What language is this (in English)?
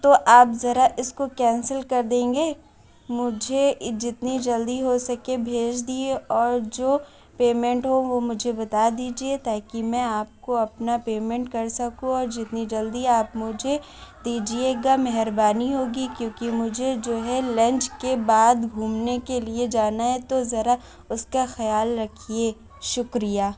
Urdu